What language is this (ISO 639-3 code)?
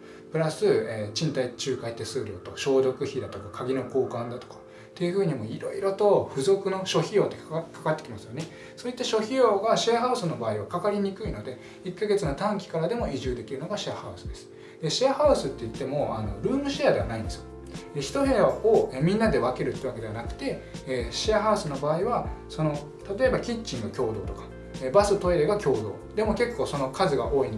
jpn